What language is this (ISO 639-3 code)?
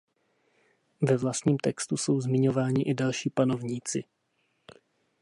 ces